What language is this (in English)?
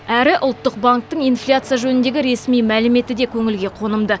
Kazakh